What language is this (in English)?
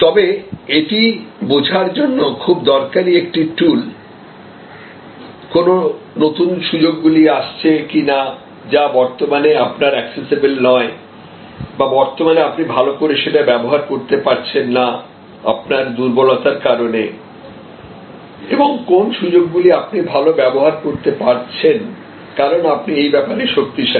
Bangla